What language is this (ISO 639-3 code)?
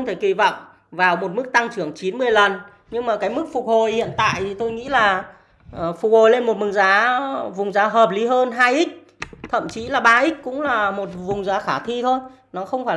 vie